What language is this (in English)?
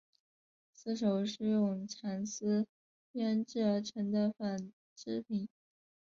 Chinese